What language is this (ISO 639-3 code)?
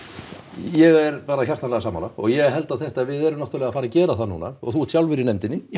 isl